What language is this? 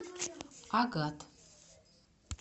Russian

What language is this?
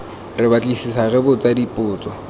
Tswana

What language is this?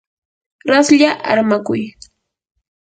Yanahuanca Pasco Quechua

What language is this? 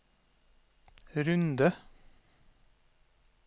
Norwegian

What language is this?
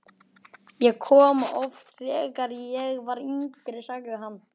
Icelandic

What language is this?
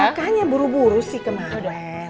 Indonesian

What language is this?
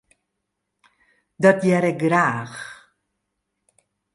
Western Frisian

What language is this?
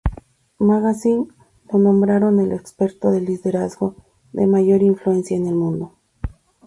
Spanish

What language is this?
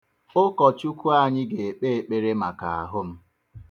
Igbo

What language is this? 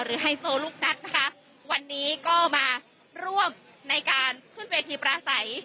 Thai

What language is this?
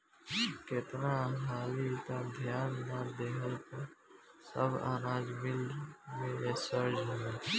Bhojpuri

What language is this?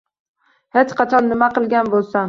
Uzbek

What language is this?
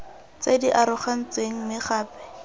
Tswana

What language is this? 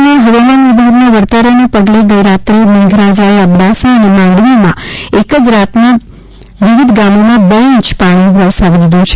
Gujarati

